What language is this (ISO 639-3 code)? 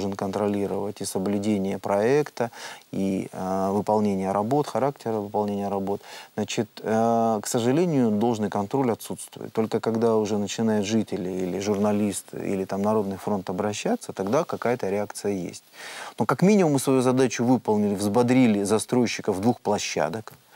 rus